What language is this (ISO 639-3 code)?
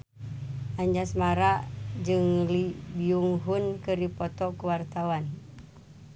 sun